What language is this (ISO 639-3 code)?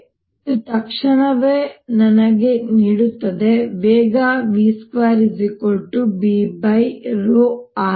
kan